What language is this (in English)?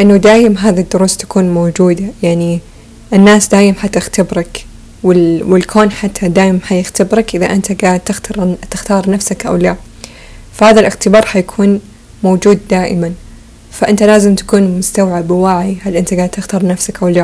Arabic